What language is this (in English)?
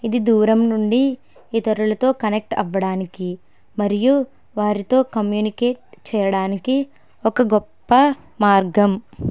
Telugu